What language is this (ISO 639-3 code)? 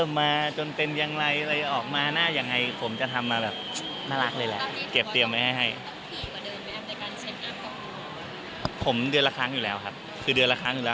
tha